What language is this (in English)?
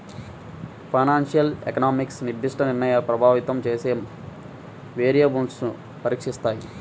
Telugu